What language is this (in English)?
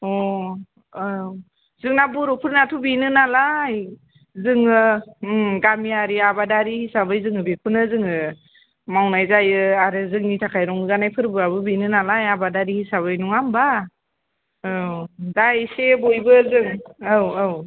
Bodo